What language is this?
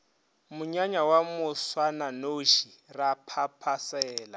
Northern Sotho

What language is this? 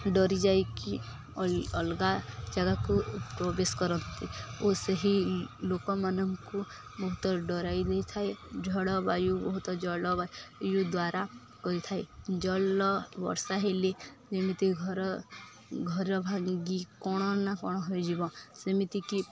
Odia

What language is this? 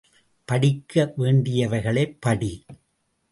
Tamil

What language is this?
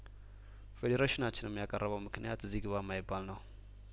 Amharic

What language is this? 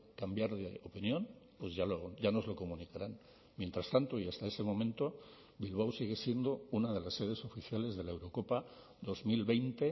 Spanish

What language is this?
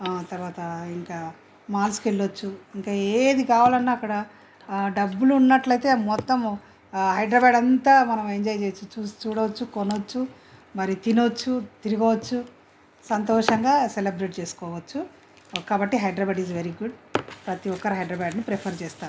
Telugu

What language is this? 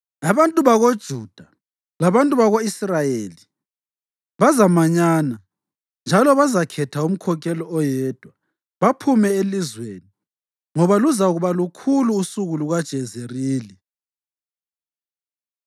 North Ndebele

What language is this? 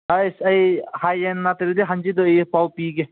Manipuri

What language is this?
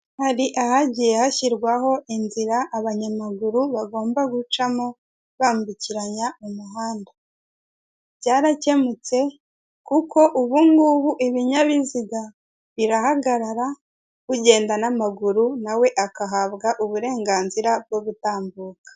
Kinyarwanda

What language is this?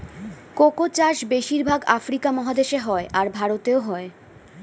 Bangla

